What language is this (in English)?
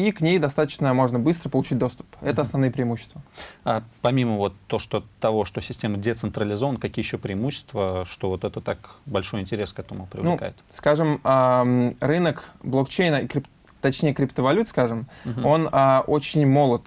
Russian